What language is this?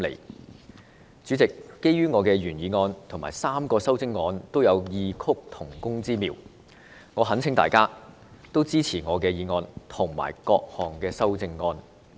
Cantonese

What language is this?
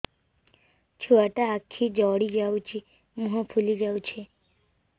Odia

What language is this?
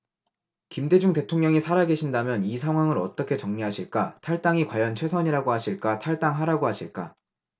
Korean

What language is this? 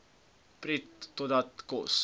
Afrikaans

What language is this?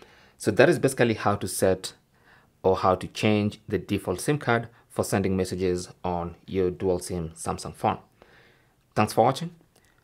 English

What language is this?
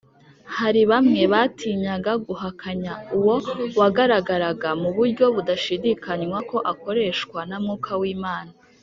Kinyarwanda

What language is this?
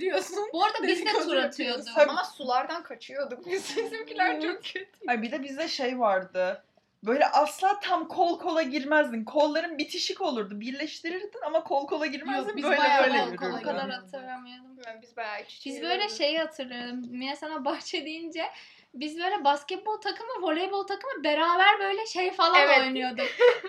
Turkish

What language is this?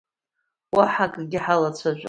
Abkhazian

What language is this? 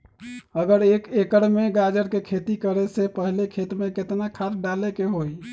Magahi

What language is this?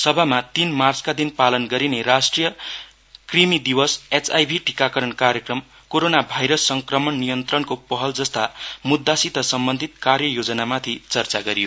Nepali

